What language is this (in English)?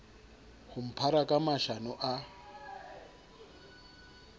Southern Sotho